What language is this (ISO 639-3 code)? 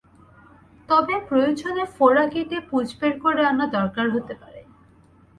ben